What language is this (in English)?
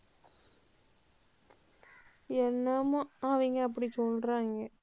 Tamil